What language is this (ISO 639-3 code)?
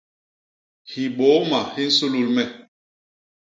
bas